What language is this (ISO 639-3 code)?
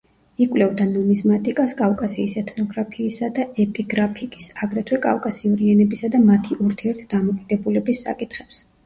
kat